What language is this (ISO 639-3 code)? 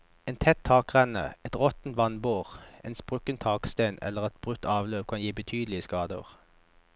nor